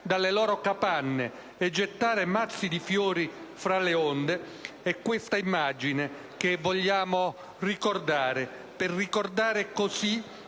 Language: Italian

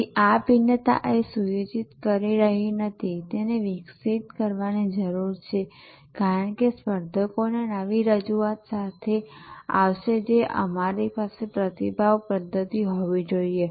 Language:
Gujarati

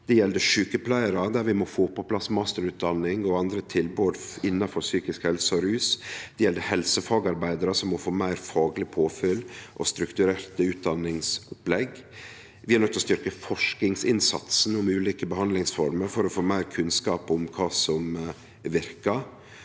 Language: Norwegian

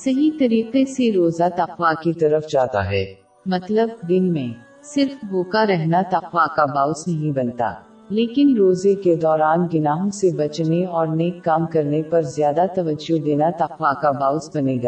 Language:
Urdu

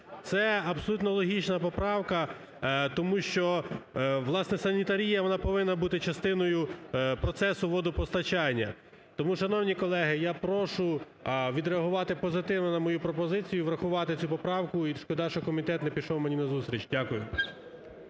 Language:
Ukrainian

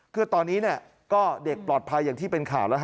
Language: Thai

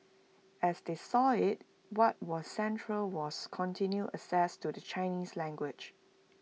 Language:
English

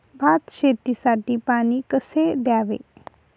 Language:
Marathi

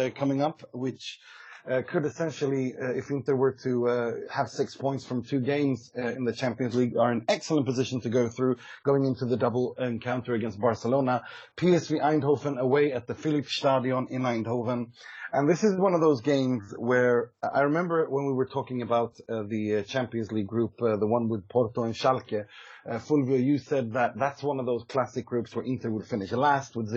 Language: English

